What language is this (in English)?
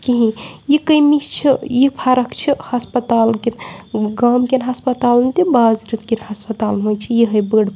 Kashmiri